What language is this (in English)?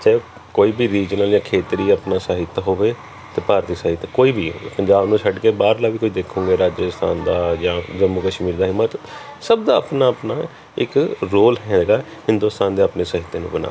Punjabi